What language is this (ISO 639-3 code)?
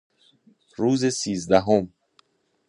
fas